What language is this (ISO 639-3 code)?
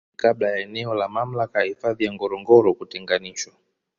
swa